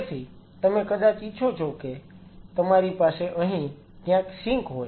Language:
Gujarati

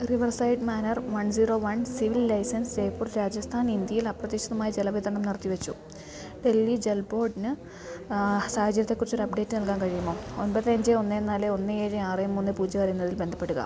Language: Malayalam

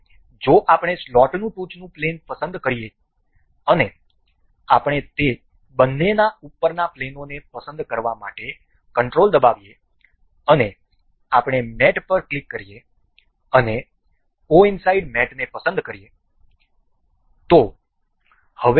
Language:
Gujarati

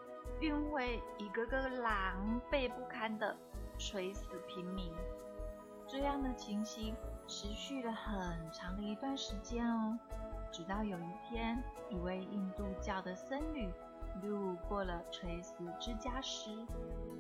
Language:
Chinese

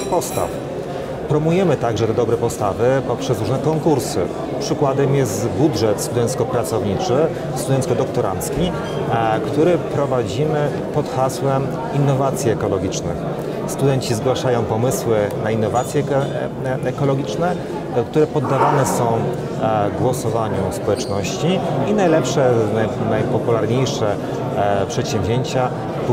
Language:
Polish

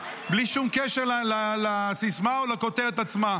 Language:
Hebrew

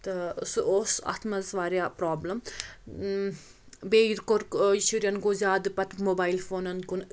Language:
Kashmiri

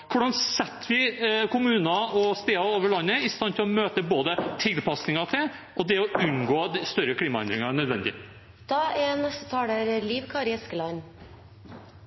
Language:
Norwegian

